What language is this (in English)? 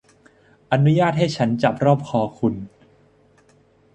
Thai